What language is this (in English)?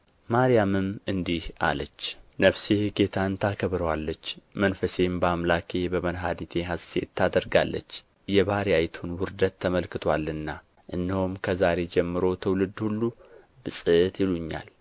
Amharic